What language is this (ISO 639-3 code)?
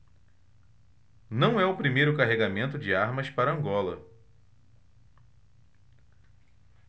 por